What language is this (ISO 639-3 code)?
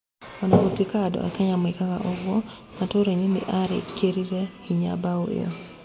kik